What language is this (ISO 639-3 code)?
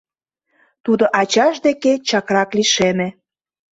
chm